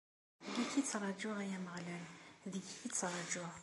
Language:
Kabyle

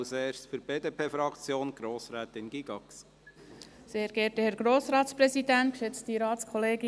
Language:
Swiss German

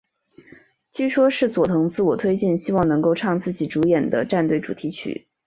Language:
Chinese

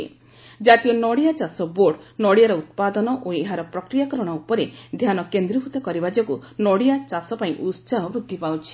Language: Odia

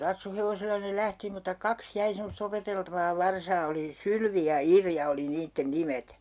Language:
Finnish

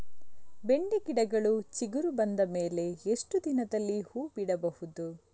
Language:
Kannada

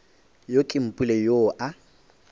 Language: Northern Sotho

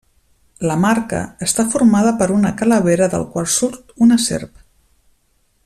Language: Catalan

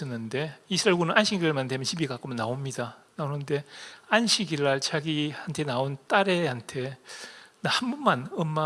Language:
Korean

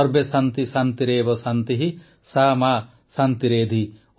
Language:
Odia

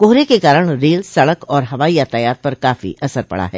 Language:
Hindi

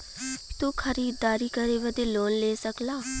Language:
Bhojpuri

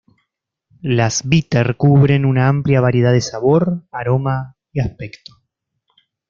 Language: Spanish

